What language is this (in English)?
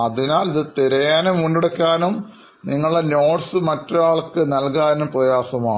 Malayalam